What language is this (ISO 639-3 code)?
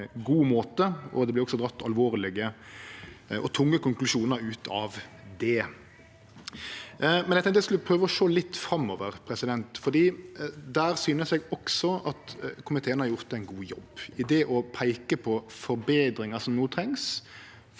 nor